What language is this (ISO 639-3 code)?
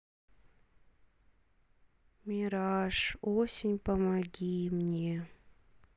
rus